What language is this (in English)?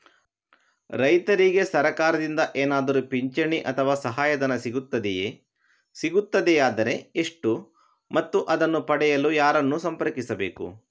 Kannada